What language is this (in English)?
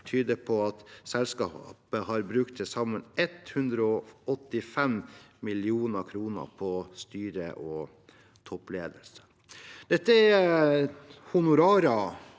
Norwegian